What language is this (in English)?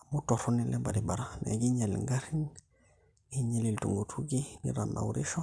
Masai